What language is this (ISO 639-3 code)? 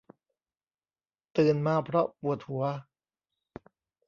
tha